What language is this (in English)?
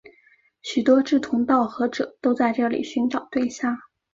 Chinese